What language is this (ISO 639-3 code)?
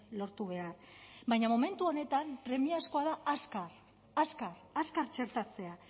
eus